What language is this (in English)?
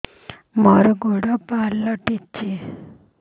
Odia